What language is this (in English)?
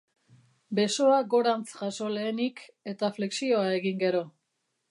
Basque